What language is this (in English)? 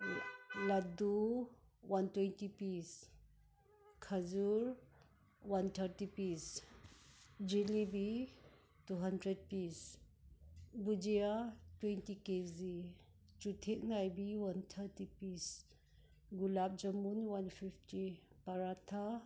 Manipuri